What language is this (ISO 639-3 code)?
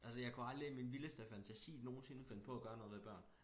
dan